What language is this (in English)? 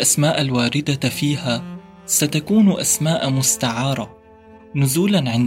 Arabic